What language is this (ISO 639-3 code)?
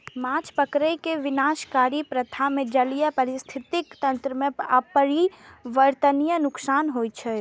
mai